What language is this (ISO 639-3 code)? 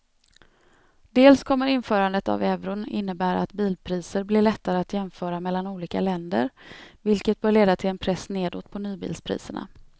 swe